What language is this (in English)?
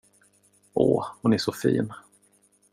Swedish